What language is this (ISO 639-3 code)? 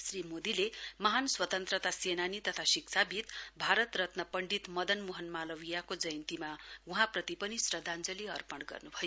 nep